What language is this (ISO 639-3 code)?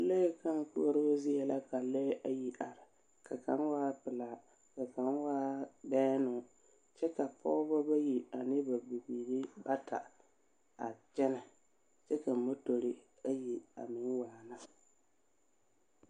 dga